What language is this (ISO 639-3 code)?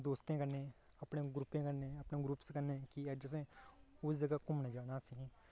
doi